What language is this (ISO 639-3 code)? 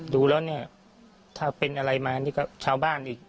tha